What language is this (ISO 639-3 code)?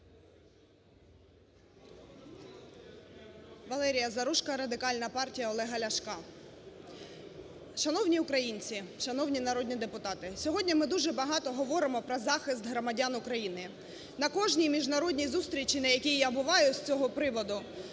ukr